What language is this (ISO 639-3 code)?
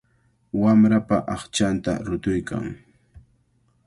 qvl